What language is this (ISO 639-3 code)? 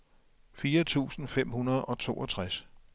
dan